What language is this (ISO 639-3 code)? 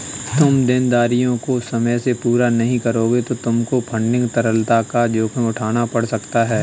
hin